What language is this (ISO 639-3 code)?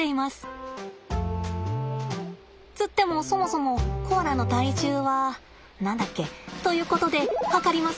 jpn